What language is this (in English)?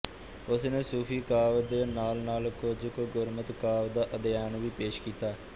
Punjabi